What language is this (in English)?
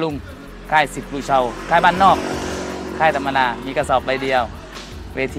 Thai